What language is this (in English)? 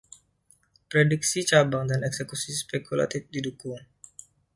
Indonesian